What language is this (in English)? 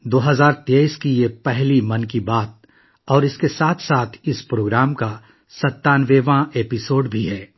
Urdu